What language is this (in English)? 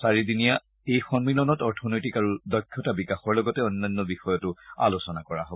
Assamese